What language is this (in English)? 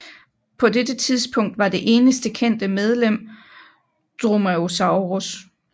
Danish